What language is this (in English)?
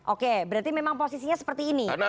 Indonesian